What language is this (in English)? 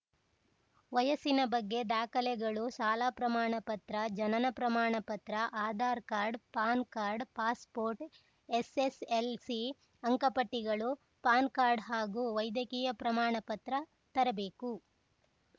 Kannada